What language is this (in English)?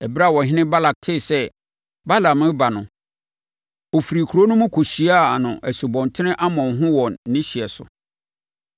Akan